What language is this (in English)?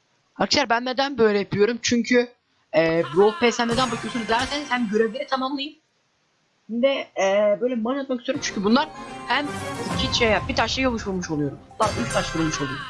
Turkish